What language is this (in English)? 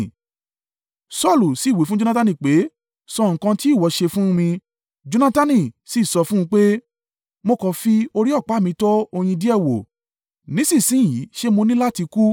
Yoruba